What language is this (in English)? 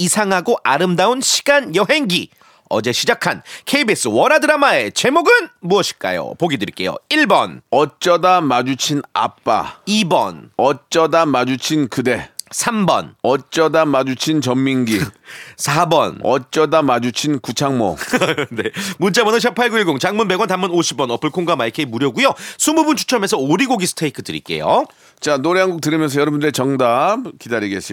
Korean